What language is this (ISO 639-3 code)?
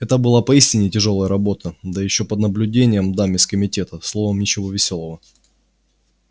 rus